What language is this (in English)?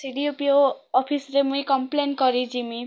Odia